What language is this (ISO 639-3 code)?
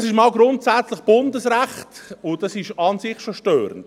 gsw